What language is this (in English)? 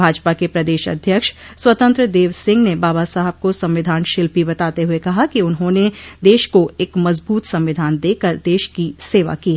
Hindi